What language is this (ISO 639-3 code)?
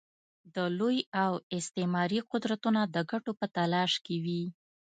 pus